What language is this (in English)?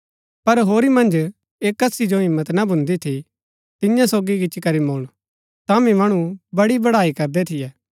Gaddi